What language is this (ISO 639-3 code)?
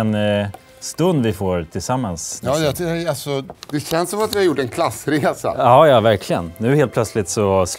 swe